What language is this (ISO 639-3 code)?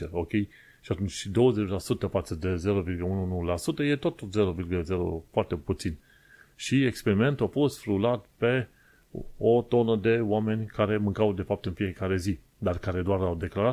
ron